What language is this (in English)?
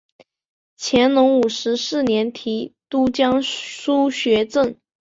Chinese